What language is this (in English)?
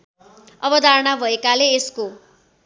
Nepali